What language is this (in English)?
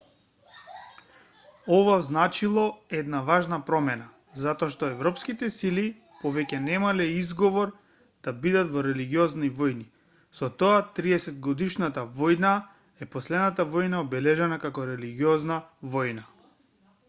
Macedonian